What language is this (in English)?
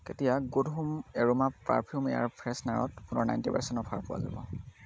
Assamese